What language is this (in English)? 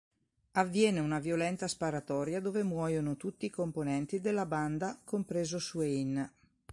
Italian